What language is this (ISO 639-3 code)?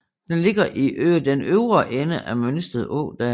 dan